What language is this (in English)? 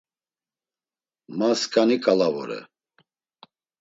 Laz